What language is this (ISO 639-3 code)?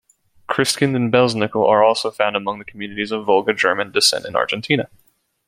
eng